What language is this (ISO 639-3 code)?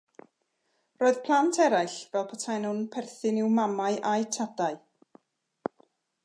cym